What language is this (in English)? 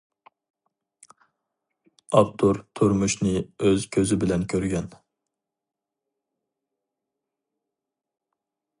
Uyghur